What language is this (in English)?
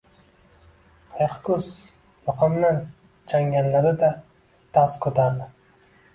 Uzbek